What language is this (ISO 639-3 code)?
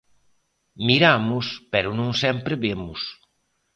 glg